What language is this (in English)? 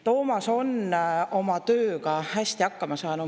Estonian